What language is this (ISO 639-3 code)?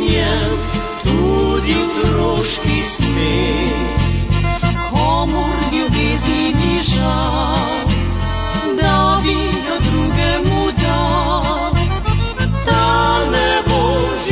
ukr